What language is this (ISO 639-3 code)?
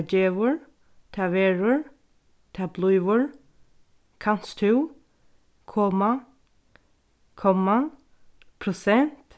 fao